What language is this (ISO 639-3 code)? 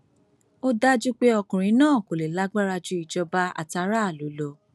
yor